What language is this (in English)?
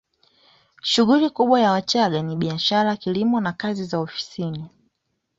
Swahili